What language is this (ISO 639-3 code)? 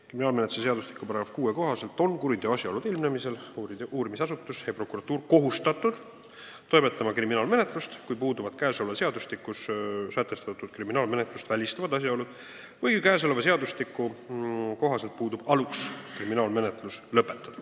est